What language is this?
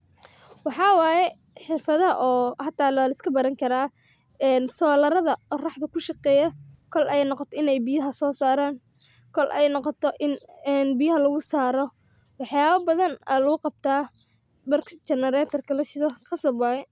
Somali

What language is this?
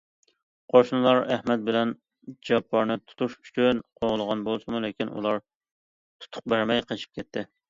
Uyghur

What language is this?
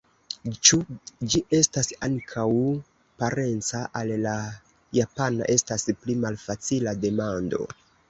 Esperanto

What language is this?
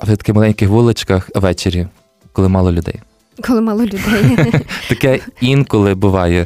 Ukrainian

